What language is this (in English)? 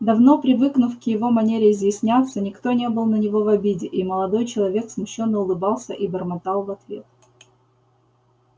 Russian